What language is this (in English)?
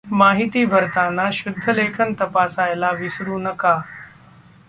Marathi